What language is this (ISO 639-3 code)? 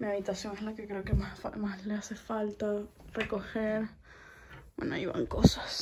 spa